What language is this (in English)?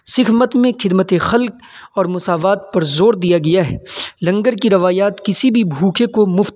Urdu